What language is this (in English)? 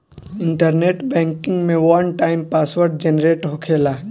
Bhojpuri